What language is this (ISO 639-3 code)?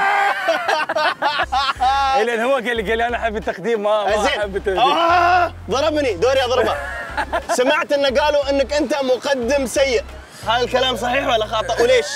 ara